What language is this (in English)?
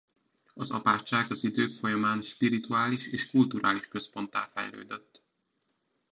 Hungarian